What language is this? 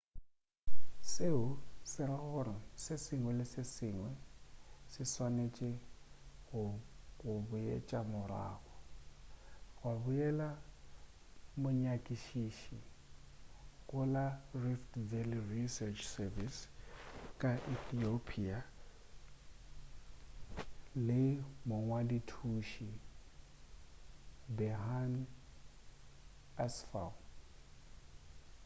Northern Sotho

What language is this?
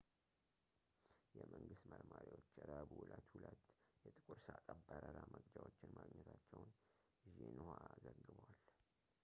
Amharic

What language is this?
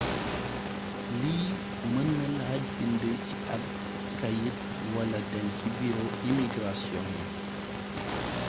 Wolof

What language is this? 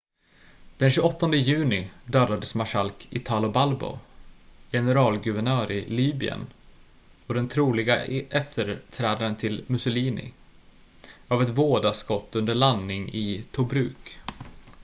Swedish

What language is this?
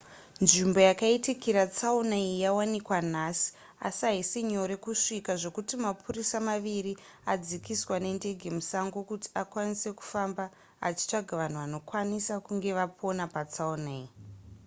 Shona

